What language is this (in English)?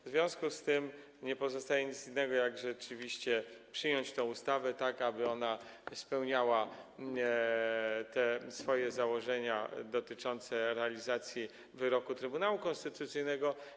Polish